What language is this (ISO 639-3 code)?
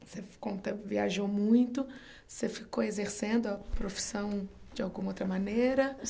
por